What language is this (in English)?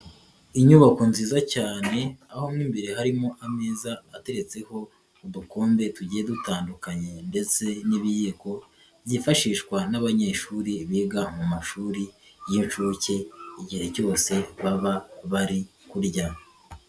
Kinyarwanda